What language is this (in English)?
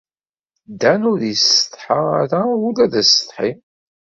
Kabyle